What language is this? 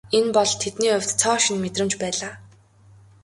Mongolian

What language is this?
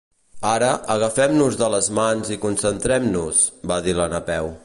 Catalan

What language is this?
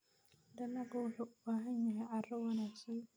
Somali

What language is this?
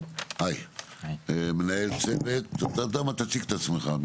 Hebrew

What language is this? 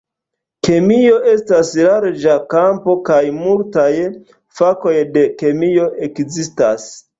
Esperanto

